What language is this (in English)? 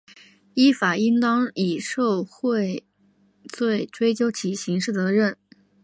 Chinese